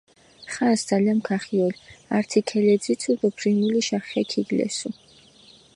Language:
Mingrelian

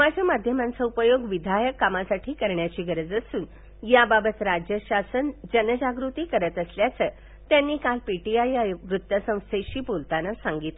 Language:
Marathi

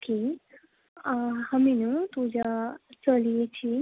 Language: Konkani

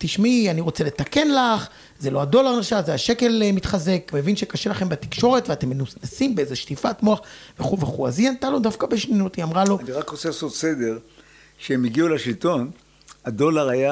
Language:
Hebrew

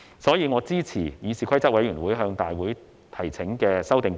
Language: Cantonese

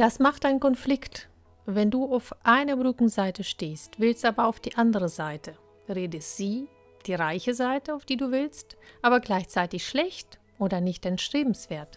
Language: German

